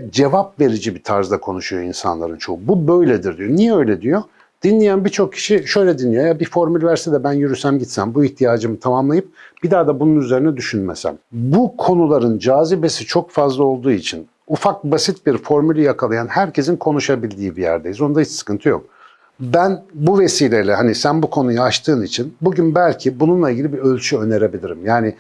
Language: Turkish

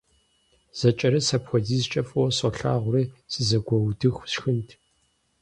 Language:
Kabardian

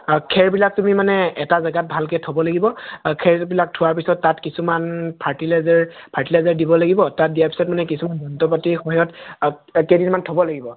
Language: Assamese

